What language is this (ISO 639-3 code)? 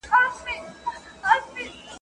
pus